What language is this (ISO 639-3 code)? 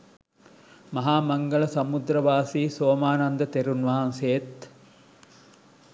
sin